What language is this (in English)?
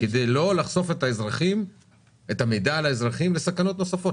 Hebrew